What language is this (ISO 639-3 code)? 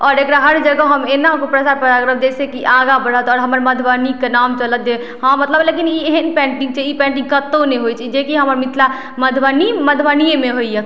mai